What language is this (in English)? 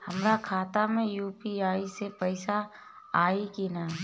Bhojpuri